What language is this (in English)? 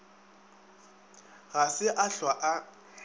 Northern Sotho